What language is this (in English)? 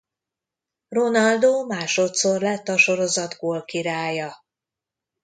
Hungarian